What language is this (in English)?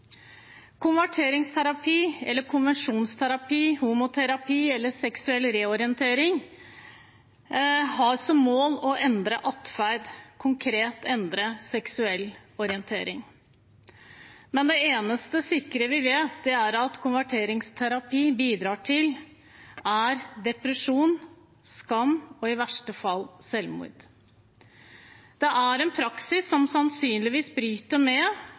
Norwegian Bokmål